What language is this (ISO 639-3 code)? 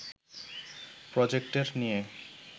ben